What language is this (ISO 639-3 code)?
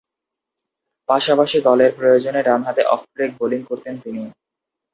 ben